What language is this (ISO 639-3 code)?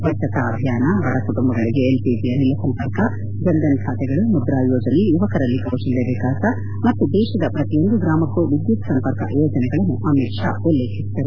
kan